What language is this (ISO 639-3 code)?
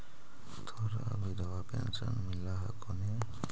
mag